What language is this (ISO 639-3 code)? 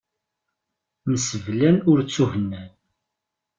kab